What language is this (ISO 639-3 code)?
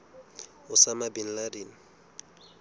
sot